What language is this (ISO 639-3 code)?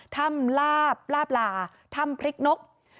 tha